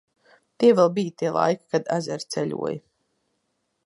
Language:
Latvian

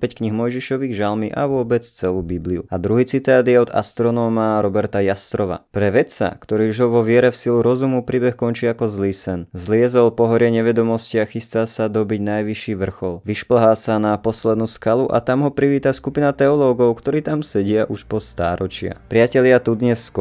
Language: Slovak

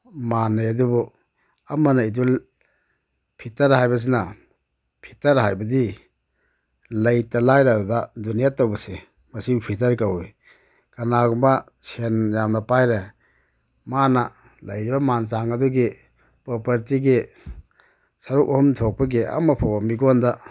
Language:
Manipuri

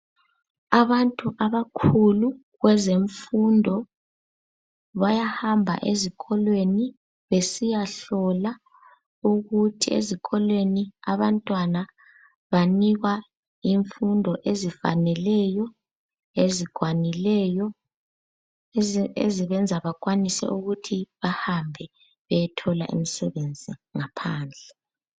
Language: North Ndebele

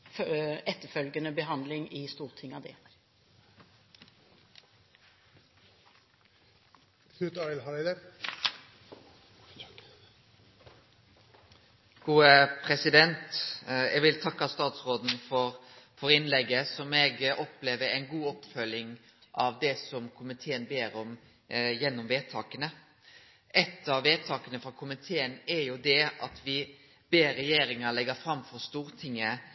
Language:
Norwegian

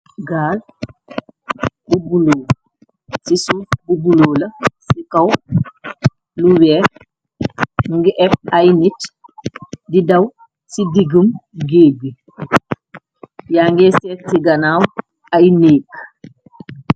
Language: Wolof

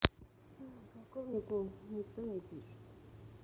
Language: Russian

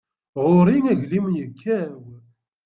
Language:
Kabyle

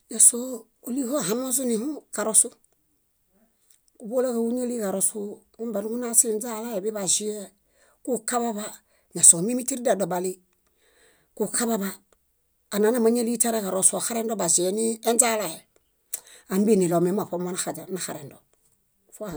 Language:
Bayot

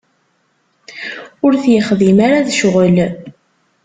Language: Kabyle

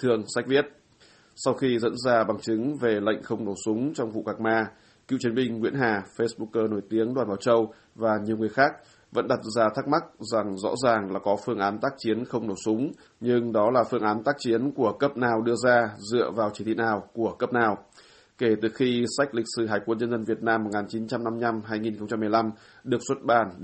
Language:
Vietnamese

